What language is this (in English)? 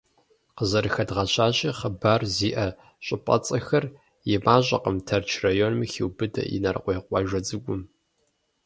Kabardian